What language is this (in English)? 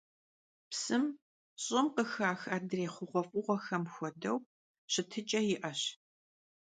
Kabardian